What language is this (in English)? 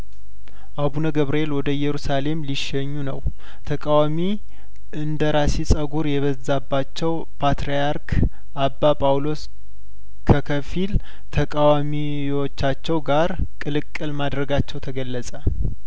Amharic